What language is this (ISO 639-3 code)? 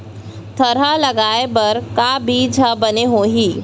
hne